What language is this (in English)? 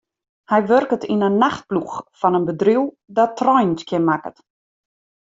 Western Frisian